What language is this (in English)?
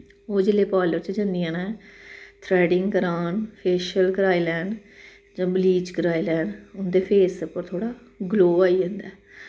Dogri